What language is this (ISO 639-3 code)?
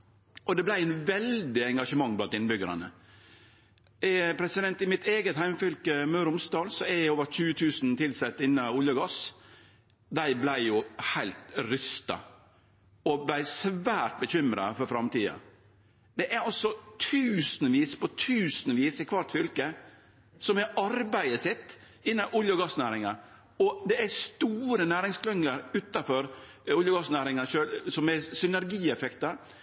nno